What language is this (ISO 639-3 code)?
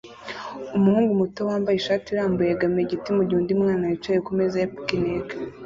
kin